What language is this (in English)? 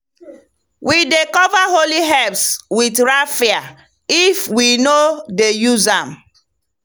Nigerian Pidgin